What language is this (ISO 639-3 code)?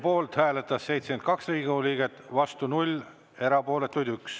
est